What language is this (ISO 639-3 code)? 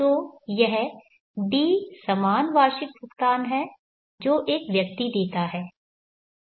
hin